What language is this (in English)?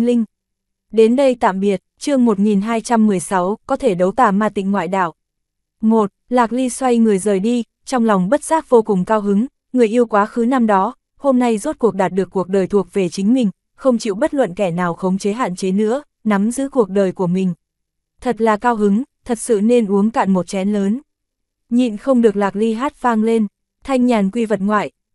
Vietnamese